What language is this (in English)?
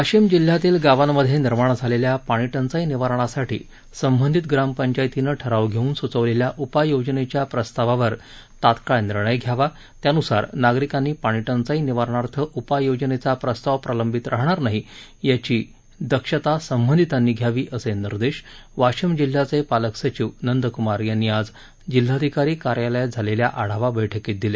Marathi